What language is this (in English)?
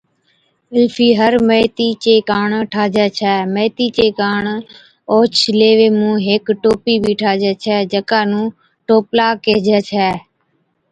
Od